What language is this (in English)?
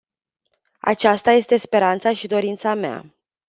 Romanian